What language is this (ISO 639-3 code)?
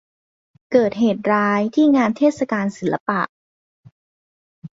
tha